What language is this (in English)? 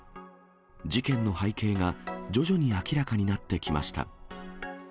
Japanese